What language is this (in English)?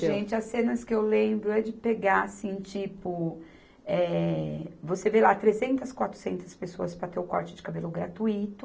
Portuguese